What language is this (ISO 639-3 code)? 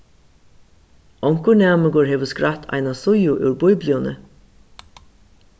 fao